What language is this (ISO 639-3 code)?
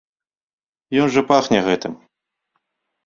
bel